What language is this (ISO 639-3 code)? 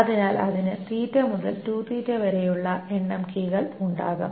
mal